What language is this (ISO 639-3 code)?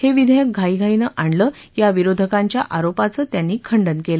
mar